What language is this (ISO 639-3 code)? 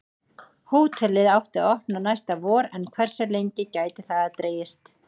isl